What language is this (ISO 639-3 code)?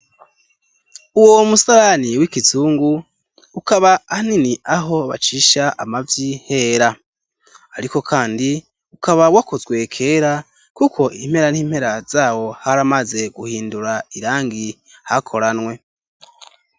run